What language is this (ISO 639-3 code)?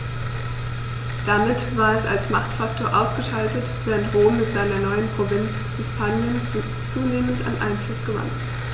deu